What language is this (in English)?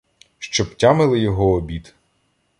Ukrainian